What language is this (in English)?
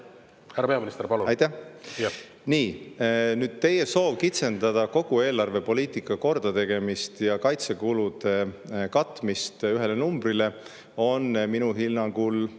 Estonian